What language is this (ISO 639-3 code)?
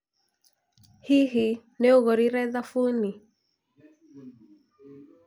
kik